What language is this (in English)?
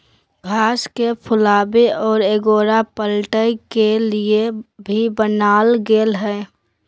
Magahi